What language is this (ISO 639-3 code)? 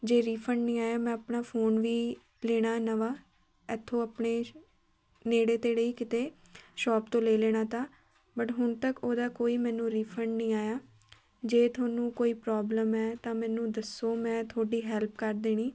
pan